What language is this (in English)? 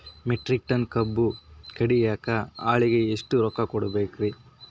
Kannada